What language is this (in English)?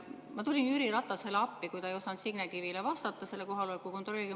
Estonian